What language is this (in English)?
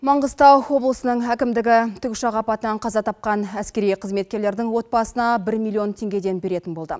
Kazakh